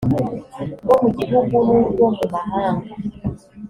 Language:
Kinyarwanda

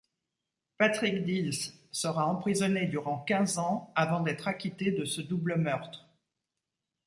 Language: French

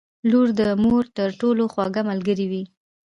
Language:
Pashto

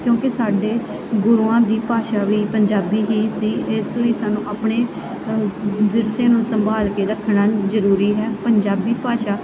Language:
Punjabi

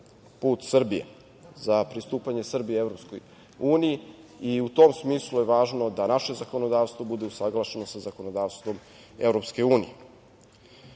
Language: Serbian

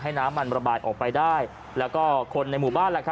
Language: Thai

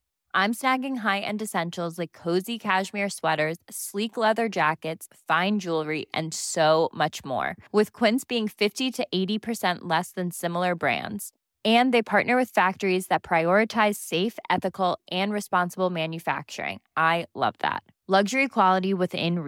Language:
Swedish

